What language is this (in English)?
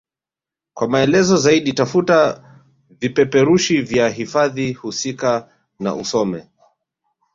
Swahili